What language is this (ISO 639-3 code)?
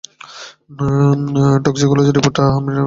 ben